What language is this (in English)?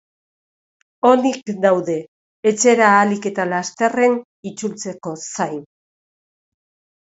Basque